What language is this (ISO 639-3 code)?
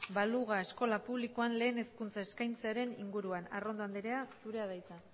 eus